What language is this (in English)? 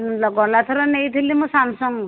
Odia